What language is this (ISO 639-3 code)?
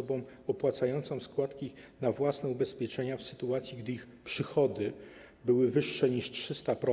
pol